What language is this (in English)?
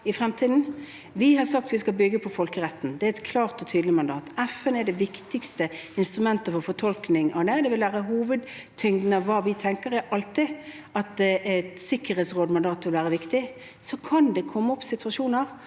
Norwegian